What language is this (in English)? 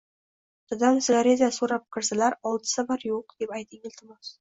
Uzbek